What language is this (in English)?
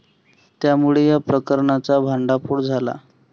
Marathi